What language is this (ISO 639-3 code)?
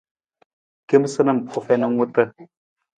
nmz